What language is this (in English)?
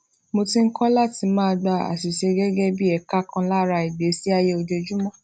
Yoruba